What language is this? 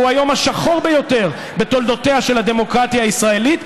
Hebrew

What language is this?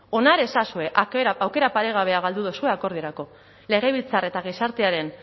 Basque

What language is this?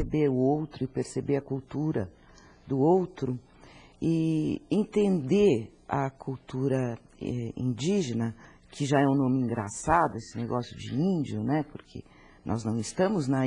Portuguese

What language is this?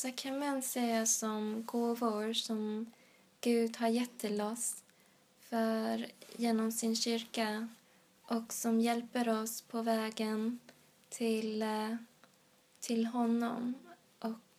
Swedish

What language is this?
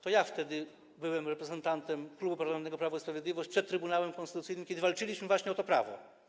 Polish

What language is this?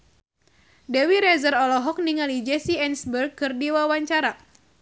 Sundanese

